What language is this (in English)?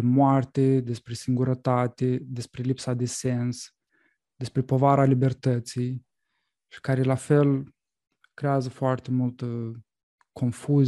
Romanian